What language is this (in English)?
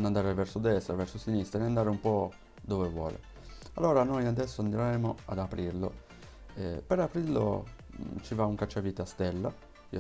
Italian